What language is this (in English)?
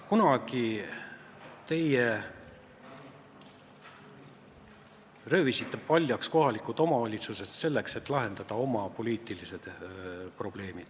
Estonian